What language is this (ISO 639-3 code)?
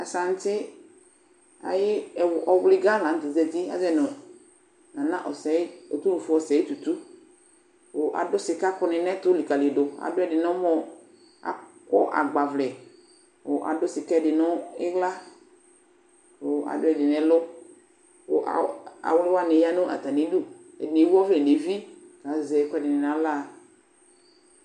kpo